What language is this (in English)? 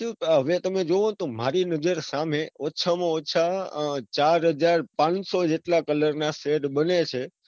Gujarati